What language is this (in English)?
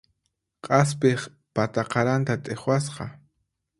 Puno Quechua